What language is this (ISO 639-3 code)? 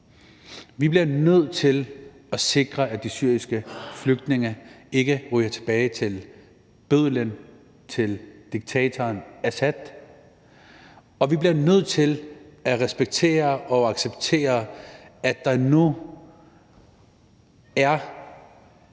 dan